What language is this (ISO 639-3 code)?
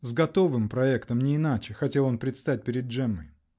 rus